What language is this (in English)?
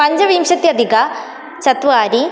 Sanskrit